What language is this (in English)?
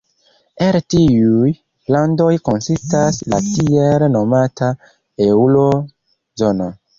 Esperanto